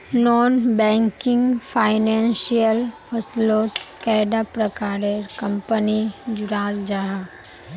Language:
Magahi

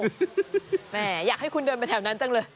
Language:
Thai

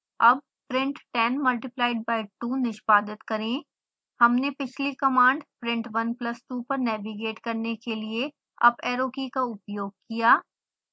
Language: Hindi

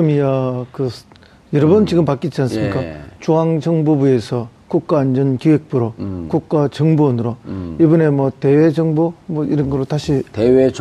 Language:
Korean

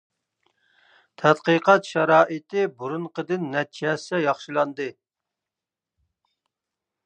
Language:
Uyghur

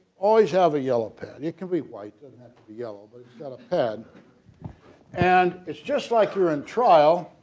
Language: English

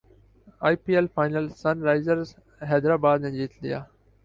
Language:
Urdu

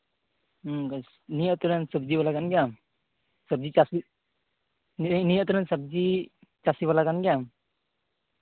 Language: Santali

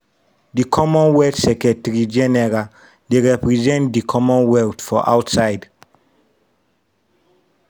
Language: Nigerian Pidgin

